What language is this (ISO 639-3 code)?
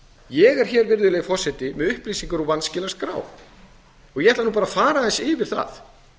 isl